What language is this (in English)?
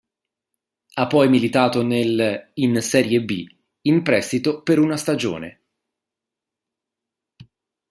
Italian